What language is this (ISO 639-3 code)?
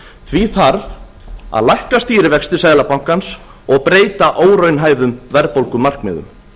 isl